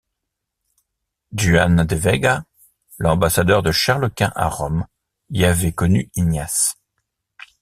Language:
French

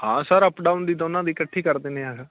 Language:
Punjabi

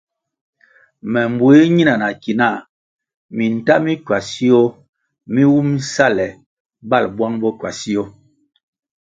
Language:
Kwasio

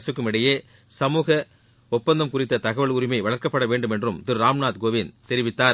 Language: Tamil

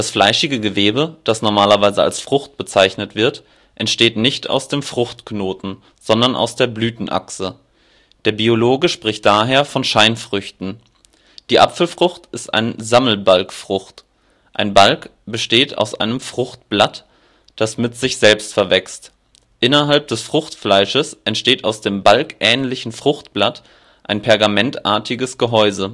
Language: German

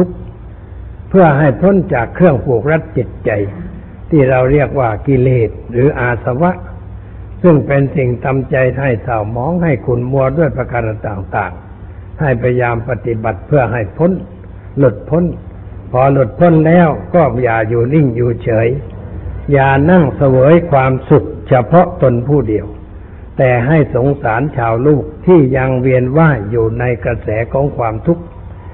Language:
Thai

